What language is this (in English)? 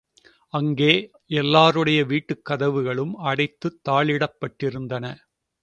Tamil